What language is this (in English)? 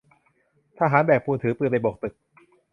Thai